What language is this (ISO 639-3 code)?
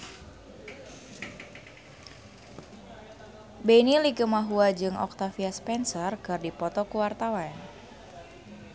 sun